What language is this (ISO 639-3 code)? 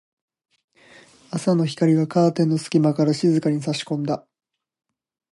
jpn